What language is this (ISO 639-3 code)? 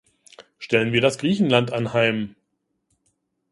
deu